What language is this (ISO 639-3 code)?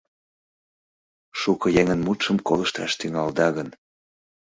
chm